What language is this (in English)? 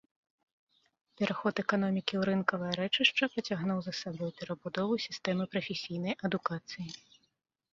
Belarusian